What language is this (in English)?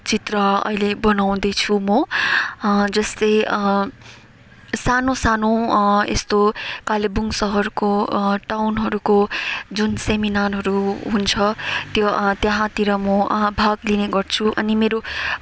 Nepali